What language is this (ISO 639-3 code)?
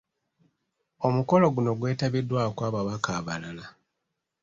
lug